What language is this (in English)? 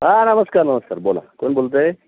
Marathi